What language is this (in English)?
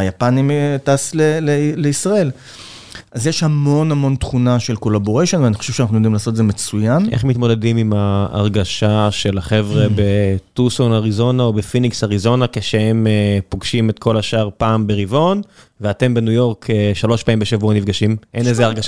Hebrew